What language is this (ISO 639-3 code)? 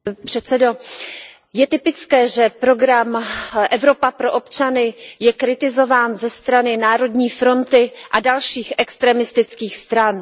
ces